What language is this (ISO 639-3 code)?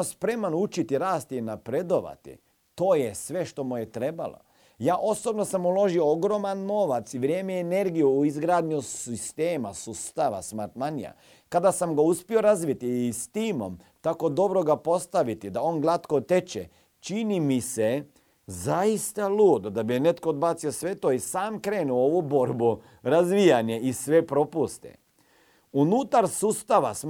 hrv